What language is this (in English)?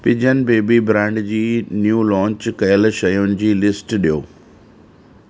Sindhi